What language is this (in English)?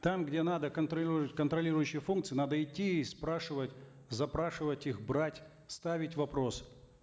Kazakh